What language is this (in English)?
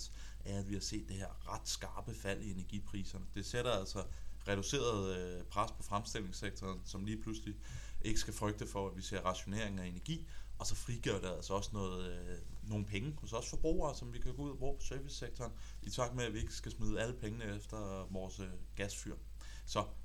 Danish